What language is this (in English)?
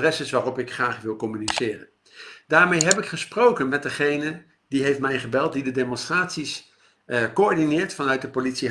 Dutch